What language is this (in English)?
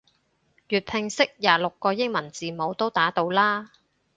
Cantonese